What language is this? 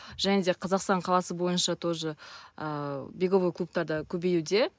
Kazakh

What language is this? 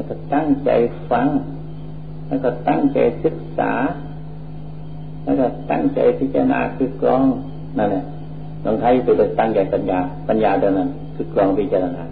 Thai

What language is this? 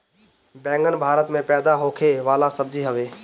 Bhojpuri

